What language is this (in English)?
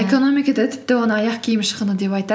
Kazakh